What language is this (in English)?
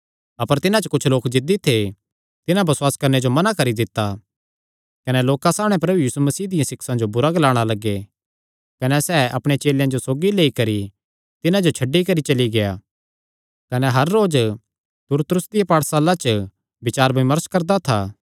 Kangri